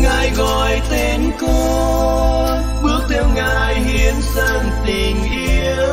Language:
Vietnamese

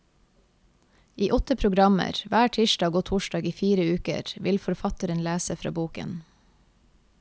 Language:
Norwegian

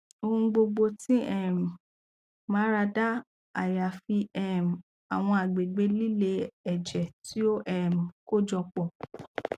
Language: Yoruba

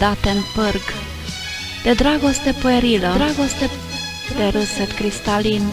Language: Romanian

